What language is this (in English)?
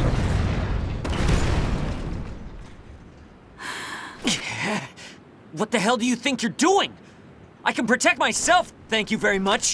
English